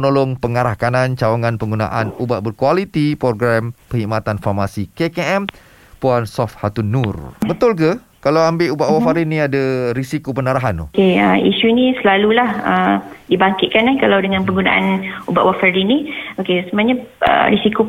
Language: Malay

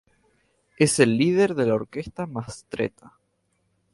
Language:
Spanish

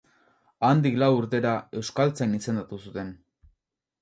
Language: Basque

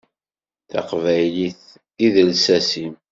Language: Kabyle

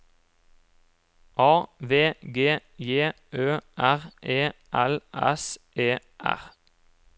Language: Norwegian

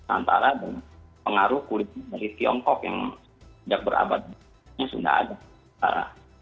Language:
Indonesian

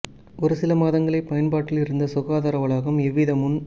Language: Tamil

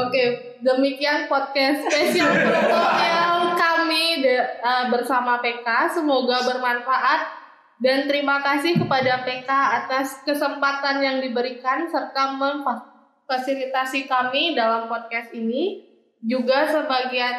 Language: Indonesian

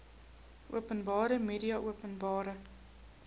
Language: Afrikaans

